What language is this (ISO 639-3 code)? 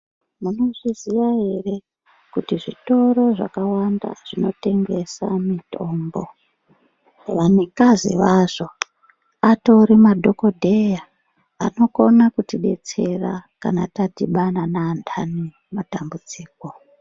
ndc